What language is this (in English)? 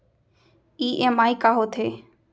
Chhattisgarhi